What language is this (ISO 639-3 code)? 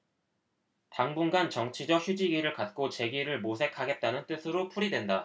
kor